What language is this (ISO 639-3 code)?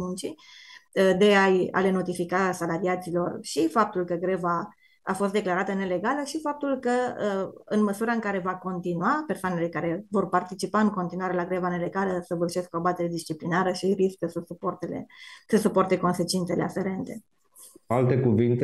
ron